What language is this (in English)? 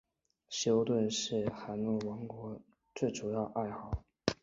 Chinese